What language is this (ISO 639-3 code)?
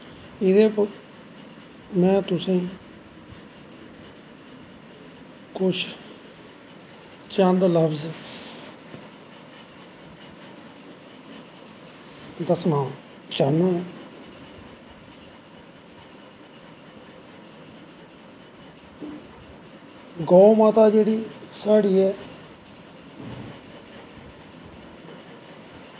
doi